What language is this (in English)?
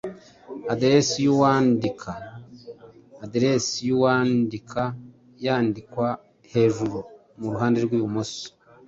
Kinyarwanda